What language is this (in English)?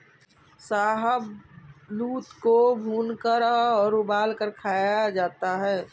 Hindi